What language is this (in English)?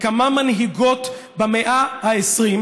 Hebrew